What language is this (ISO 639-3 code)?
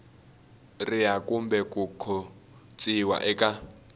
tso